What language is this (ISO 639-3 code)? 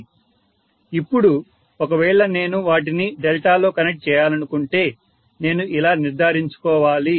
tel